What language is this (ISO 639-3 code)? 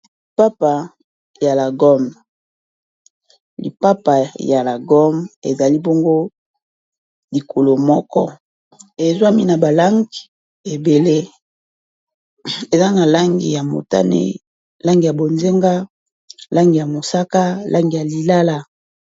lin